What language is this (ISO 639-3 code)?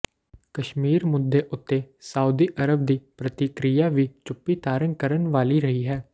pan